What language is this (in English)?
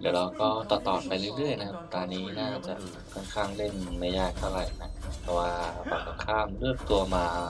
Thai